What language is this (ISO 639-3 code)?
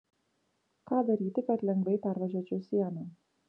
lit